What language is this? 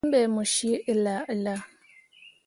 Mundang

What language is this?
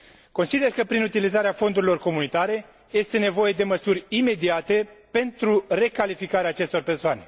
Romanian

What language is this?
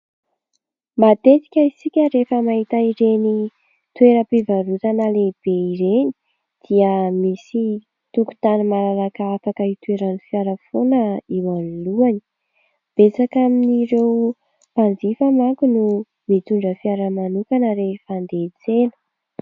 Malagasy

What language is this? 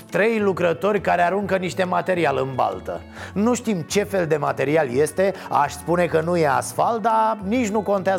Romanian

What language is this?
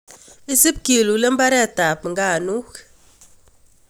Kalenjin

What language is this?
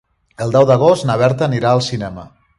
Catalan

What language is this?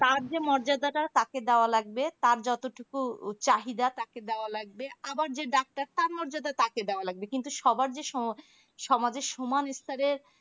Bangla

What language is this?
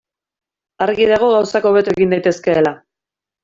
Basque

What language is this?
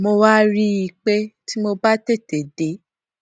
Yoruba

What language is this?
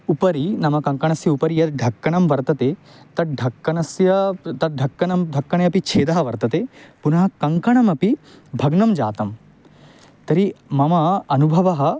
Sanskrit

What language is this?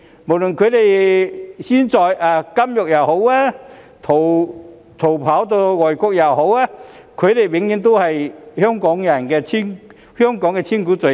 Cantonese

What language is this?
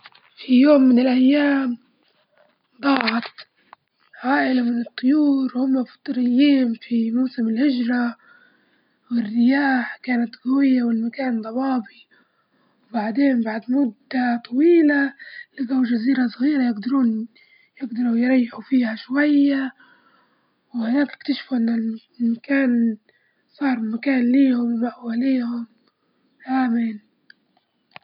Libyan Arabic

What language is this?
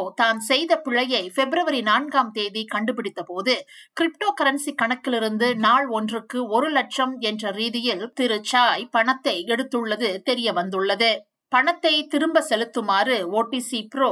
Tamil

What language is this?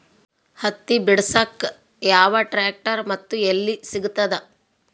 Kannada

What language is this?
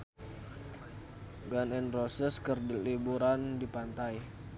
Sundanese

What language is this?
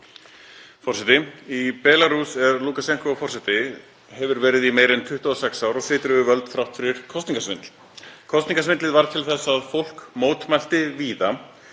Icelandic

